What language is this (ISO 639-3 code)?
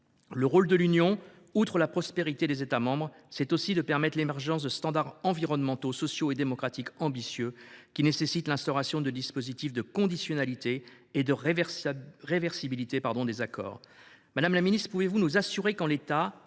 fra